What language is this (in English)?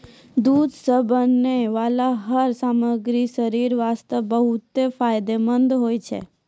Maithili